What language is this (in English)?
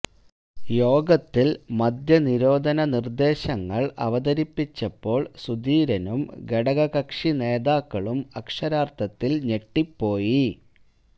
Malayalam